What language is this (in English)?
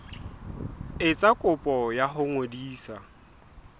Southern Sotho